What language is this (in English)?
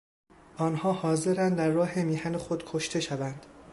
Persian